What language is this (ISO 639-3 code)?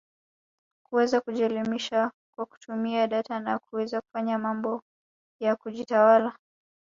swa